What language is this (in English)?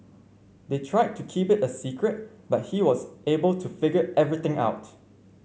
English